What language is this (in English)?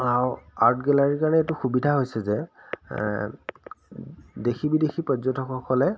Assamese